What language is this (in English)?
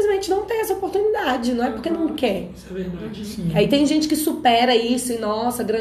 Portuguese